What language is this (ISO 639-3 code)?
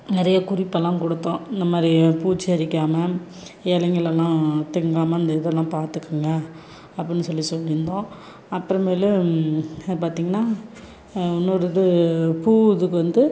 tam